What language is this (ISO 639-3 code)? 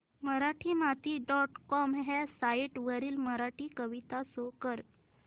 mar